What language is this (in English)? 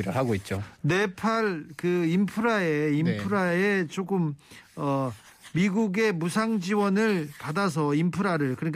Korean